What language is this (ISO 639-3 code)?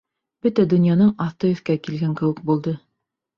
bak